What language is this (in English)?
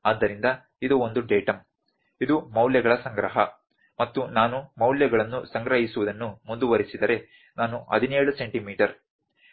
Kannada